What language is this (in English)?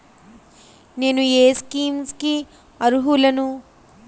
Telugu